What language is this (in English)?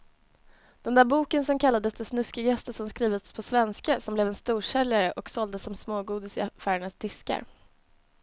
Swedish